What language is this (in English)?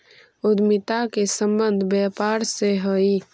Magahi